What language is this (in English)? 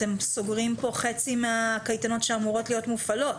Hebrew